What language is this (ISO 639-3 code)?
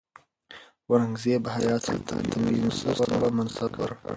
pus